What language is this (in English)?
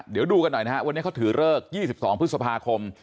Thai